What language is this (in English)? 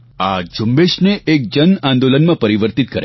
Gujarati